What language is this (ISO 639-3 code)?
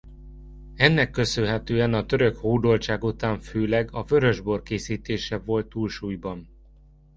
hun